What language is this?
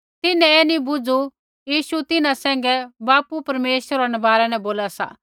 Kullu Pahari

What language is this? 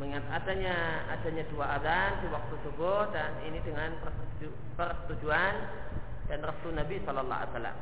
Indonesian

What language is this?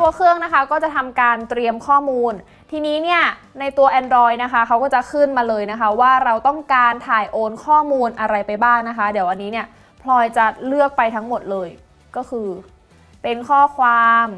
Thai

